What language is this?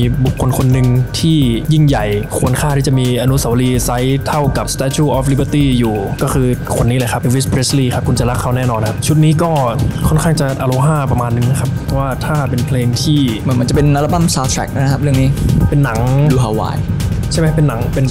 Thai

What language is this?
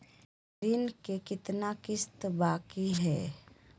Magahi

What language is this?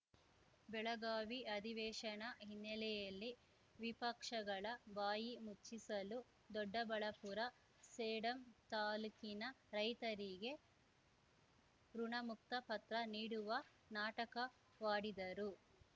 Kannada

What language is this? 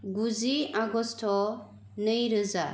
Bodo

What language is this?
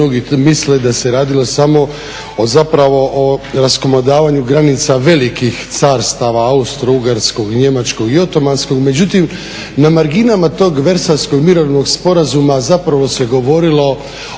Croatian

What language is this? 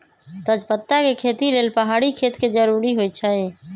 Magahi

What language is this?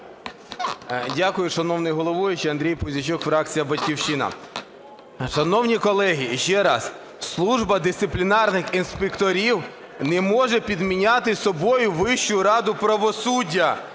Ukrainian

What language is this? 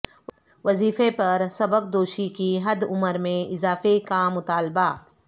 Urdu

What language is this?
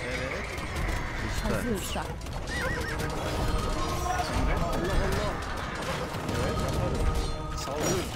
Turkish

